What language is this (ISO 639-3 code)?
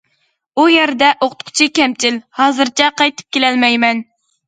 uig